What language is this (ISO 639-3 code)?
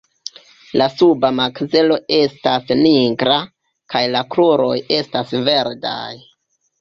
epo